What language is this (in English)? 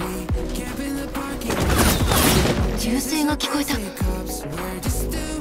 Japanese